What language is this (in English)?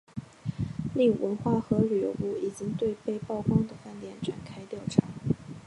Chinese